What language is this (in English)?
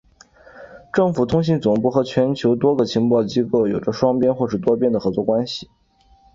Chinese